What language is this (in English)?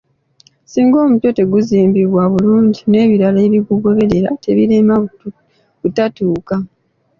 Ganda